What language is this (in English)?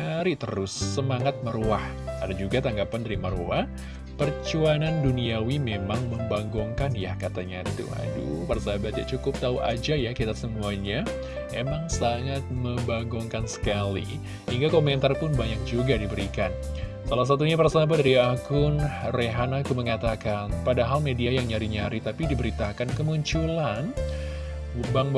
Indonesian